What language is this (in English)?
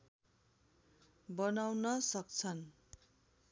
Nepali